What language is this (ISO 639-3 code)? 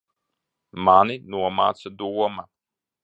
lav